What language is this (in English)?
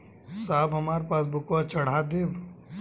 Bhojpuri